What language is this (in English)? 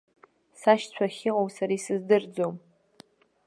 Abkhazian